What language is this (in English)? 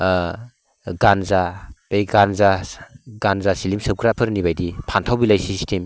Bodo